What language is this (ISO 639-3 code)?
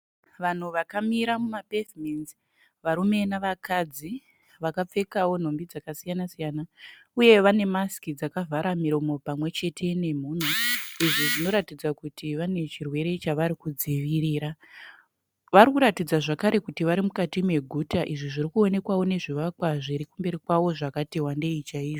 sna